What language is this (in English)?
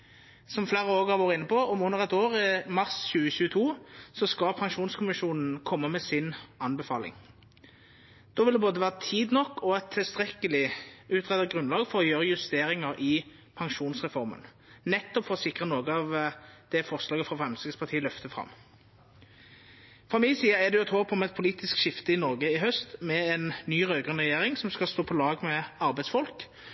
Norwegian Nynorsk